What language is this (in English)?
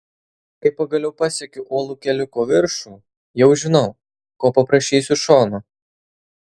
Lithuanian